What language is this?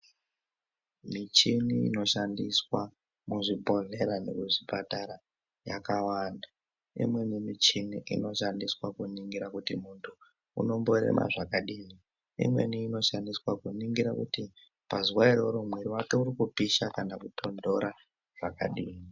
Ndau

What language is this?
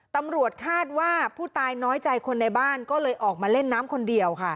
Thai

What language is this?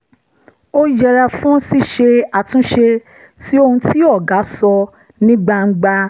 Yoruba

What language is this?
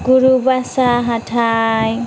Bodo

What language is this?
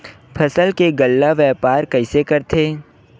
Chhattisgarhi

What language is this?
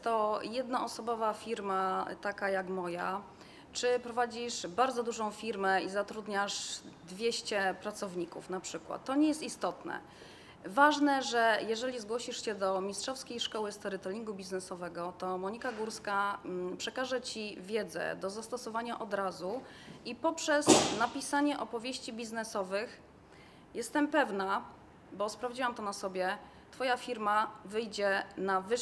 Polish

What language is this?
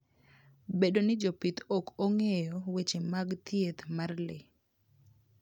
Luo (Kenya and Tanzania)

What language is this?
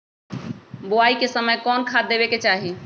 Magahi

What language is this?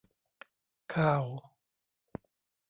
Thai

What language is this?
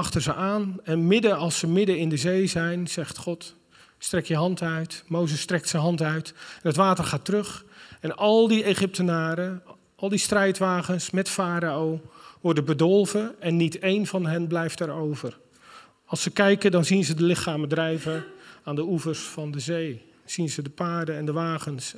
Dutch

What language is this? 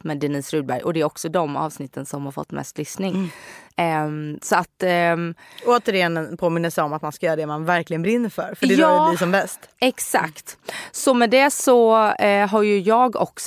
Swedish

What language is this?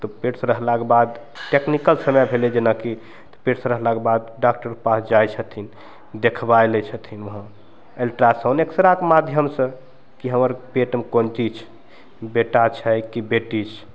Maithili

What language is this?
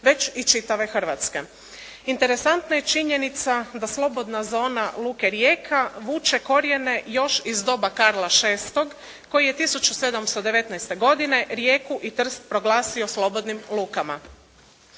Croatian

